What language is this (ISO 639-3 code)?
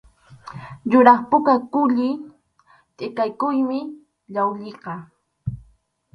qxu